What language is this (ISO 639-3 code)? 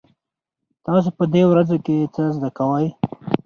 pus